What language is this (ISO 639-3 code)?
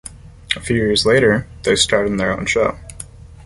eng